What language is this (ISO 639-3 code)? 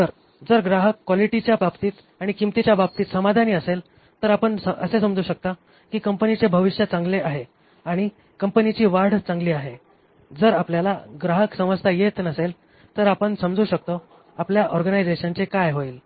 mar